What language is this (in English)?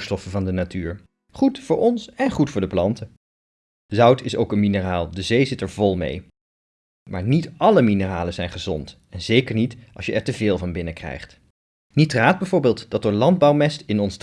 Dutch